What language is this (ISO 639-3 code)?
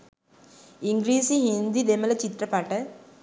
sin